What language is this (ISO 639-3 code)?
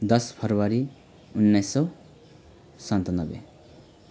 nep